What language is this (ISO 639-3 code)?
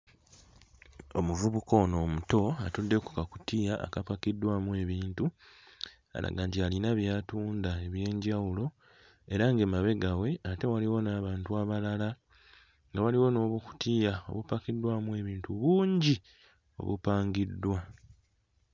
lug